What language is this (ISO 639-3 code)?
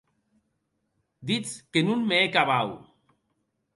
oci